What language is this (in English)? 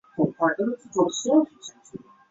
Chinese